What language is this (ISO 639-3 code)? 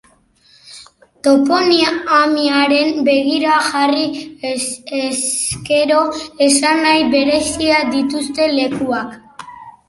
eus